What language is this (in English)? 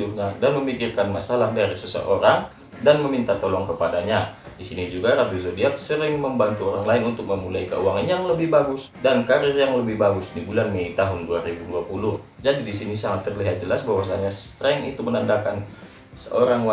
Indonesian